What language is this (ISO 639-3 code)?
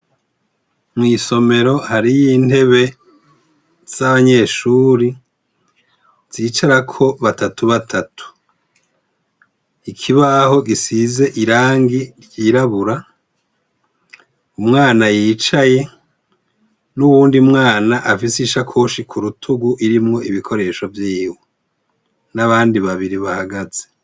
run